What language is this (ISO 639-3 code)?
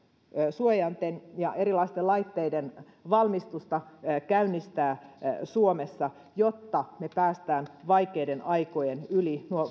fin